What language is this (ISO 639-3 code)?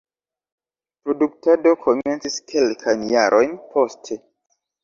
epo